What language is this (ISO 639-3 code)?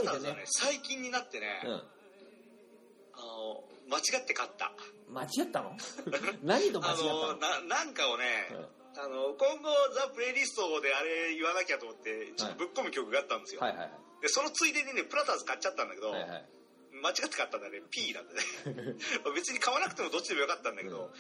jpn